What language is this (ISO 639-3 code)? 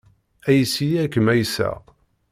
kab